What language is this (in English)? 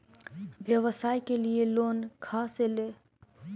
Magahi